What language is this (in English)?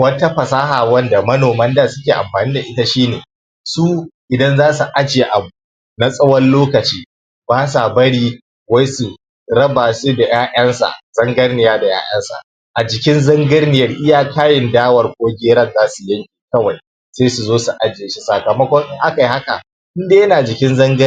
Hausa